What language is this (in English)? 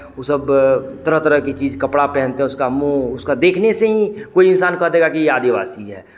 Hindi